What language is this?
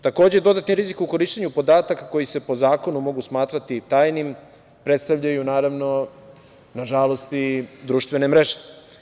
Serbian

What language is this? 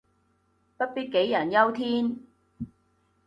Cantonese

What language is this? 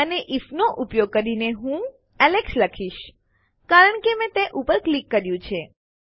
Gujarati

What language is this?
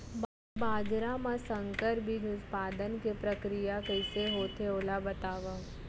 Chhattisgarhi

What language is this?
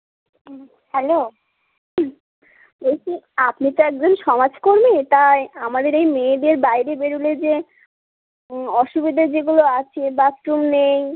Bangla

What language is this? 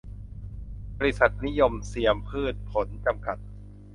Thai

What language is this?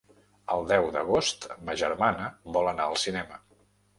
Catalan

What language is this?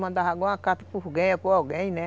Portuguese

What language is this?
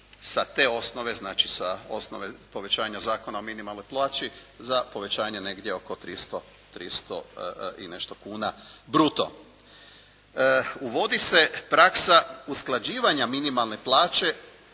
Croatian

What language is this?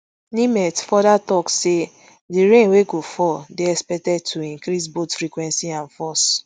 Nigerian Pidgin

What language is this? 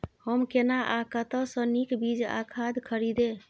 Maithili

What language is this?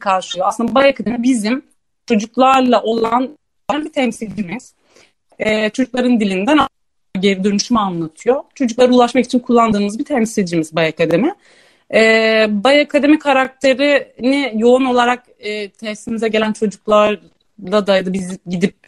Turkish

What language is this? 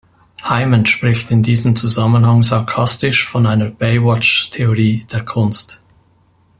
German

